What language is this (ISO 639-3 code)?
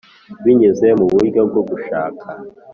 kin